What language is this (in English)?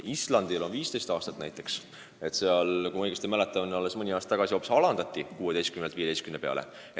Estonian